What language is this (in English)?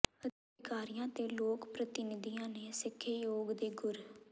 Punjabi